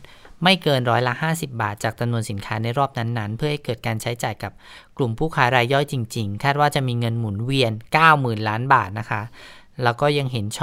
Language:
Thai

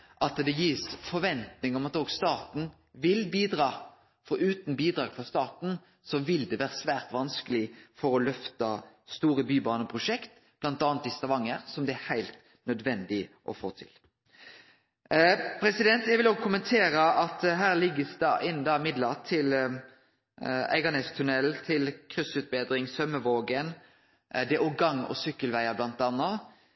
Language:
Norwegian Nynorsk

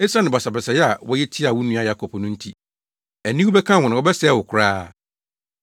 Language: Akan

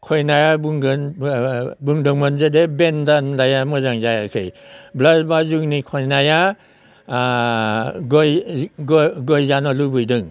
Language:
Bodo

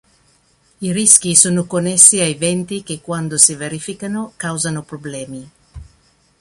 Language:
Italian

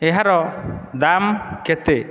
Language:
Odia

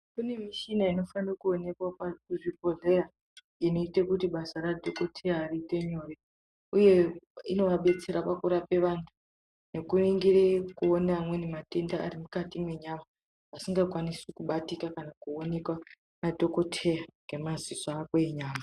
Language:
Ndau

